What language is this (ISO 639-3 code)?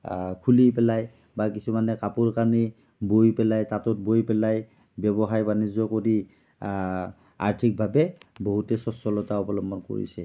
asm